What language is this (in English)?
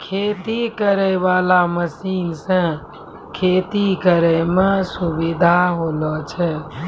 Maithili